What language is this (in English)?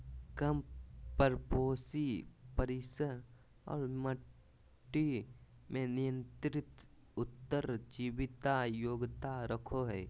Magahi